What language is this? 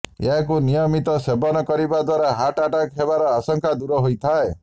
Odia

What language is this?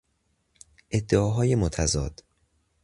Persian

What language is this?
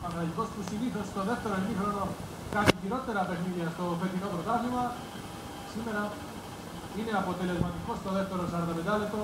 Greek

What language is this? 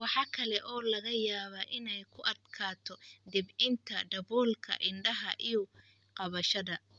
Somali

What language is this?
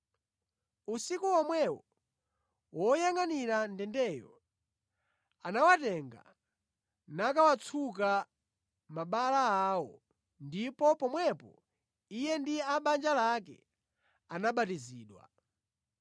Nyanja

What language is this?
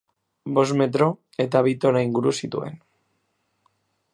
Basque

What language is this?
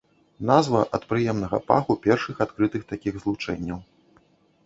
Belarusian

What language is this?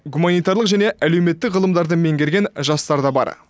Kazakh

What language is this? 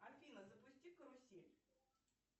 Russian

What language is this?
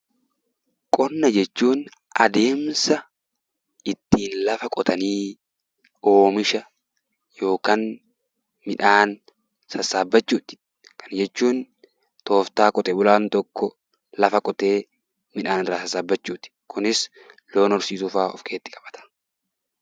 Oromo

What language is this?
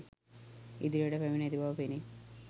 Sinhala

